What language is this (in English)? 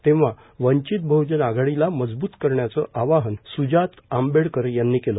Marathi